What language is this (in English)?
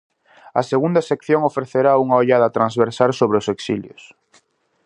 Galician